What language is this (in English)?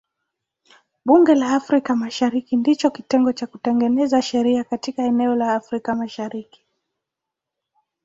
Swahili